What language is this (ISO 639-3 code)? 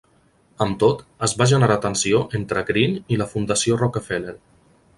cat